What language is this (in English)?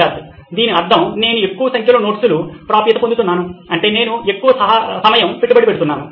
Telugu